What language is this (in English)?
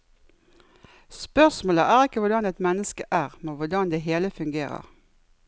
Norwegian